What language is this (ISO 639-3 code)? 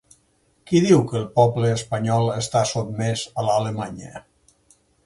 cat